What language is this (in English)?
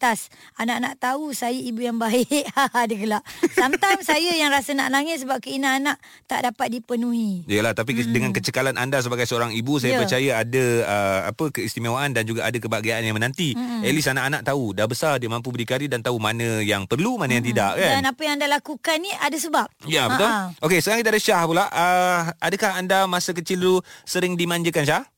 Malay